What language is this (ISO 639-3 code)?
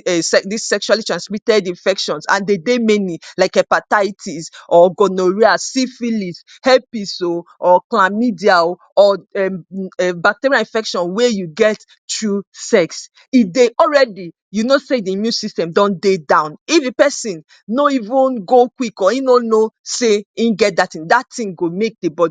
pcm